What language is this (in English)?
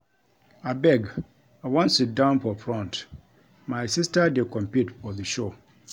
Nigerian Pidgin